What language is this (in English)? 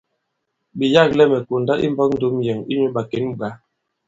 Bankon